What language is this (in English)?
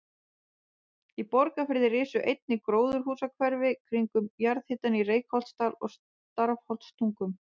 Icelandic